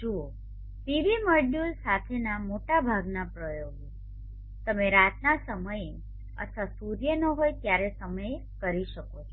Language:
Gujarati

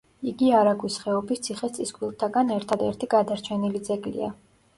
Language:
Georgian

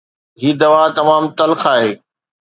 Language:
Sindhi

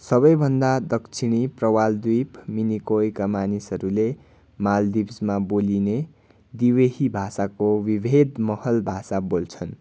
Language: Nepali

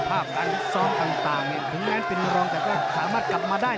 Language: Thai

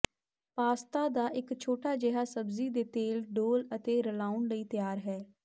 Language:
Punjabi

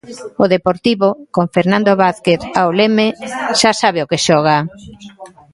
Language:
Galician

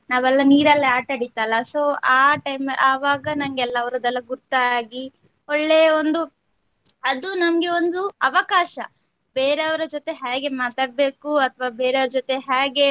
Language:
Kannada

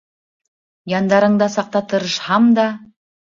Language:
Bashkir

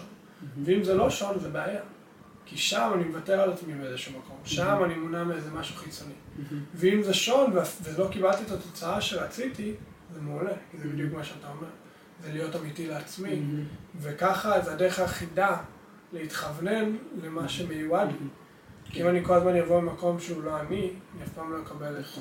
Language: Hebrew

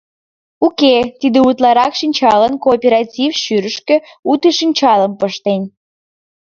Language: Mari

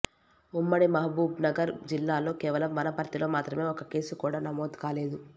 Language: Telugu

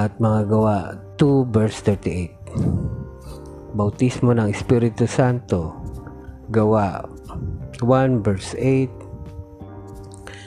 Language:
Filipino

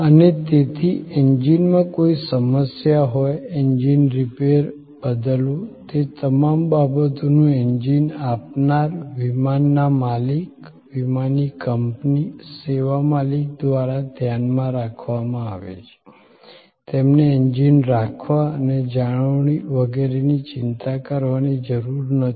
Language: Gujarati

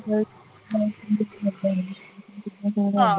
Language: Punjabi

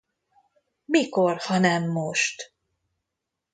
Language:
Hungarian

